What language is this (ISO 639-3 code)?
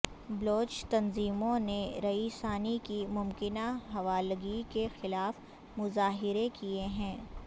urd